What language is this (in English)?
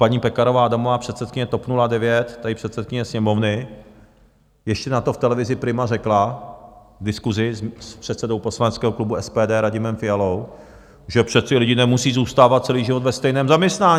Czech